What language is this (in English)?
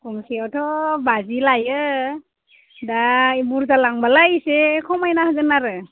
Bodo